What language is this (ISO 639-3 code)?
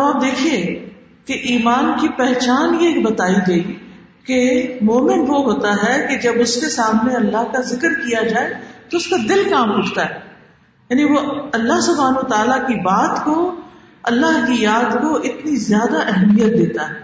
urd